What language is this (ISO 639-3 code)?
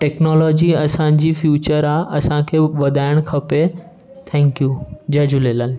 snd